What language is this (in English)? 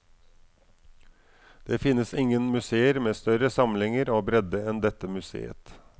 Norwegian